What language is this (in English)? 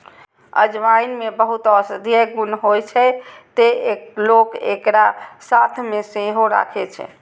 Maithili